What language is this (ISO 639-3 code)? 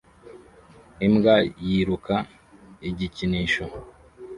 kin